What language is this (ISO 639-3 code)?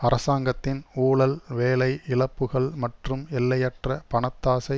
tam